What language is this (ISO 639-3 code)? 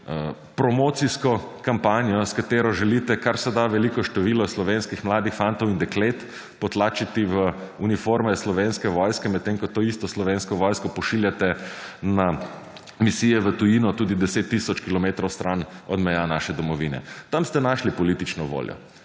slv